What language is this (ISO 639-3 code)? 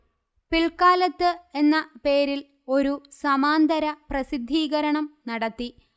mal